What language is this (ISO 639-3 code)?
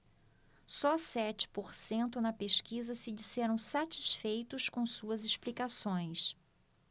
por